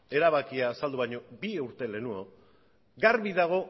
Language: Basque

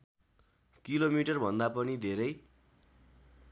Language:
Nepali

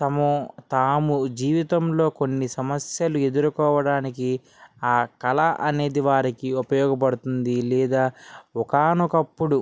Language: Telugu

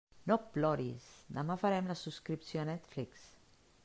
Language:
Catalan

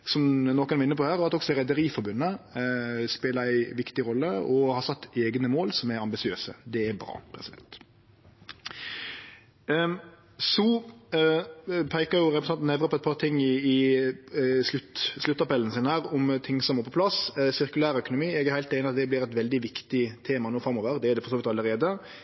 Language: Norwegian Nynorsk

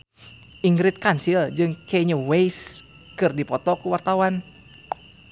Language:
Sundanese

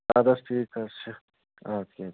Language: Kashmiri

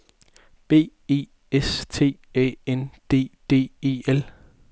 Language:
Danish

